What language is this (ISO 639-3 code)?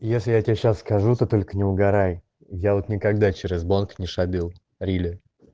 rus